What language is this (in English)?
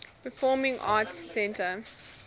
English